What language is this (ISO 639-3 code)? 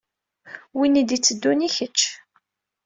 kab